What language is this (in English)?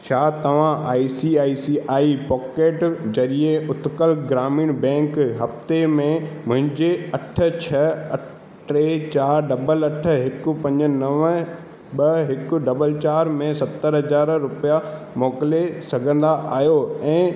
Sindhi